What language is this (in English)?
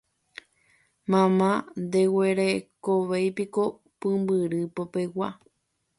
Guarani